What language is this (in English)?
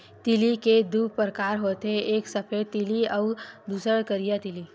Chhattisgarhi